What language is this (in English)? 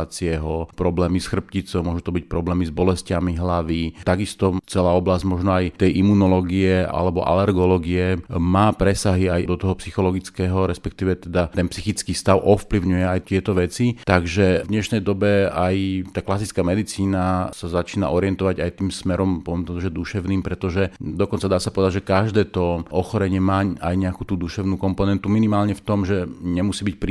Slovak